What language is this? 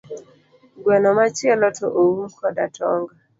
Luo (Kenya and Tanzania)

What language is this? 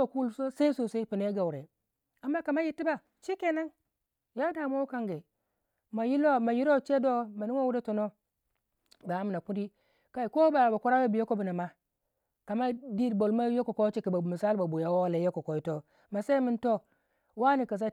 Waja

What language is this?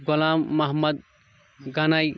Kashmiri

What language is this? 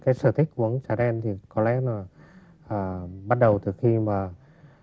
Vietnamese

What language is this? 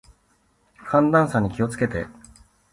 Japanese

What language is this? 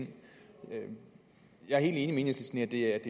Danish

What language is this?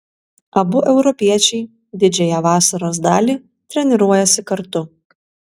Lithuanian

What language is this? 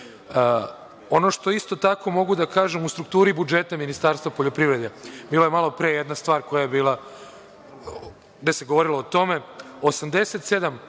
Serbian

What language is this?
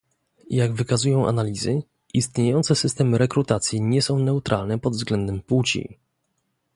Polish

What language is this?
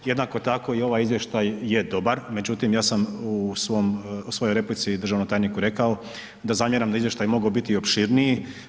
Croatian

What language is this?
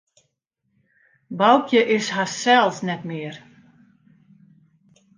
Western Frisian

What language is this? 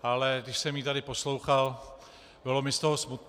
Czech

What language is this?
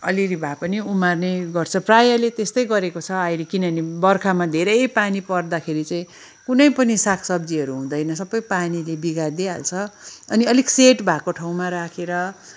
Nepali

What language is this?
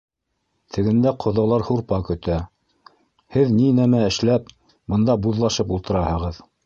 Bashkir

